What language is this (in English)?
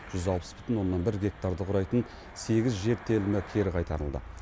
Kazakh